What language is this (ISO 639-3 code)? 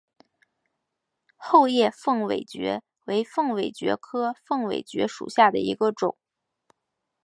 zho